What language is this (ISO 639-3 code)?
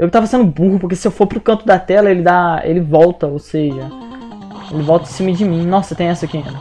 por